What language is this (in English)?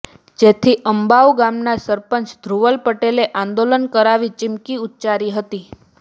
Gujarati